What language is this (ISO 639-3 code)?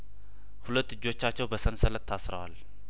amh